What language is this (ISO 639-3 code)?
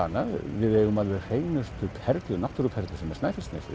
isl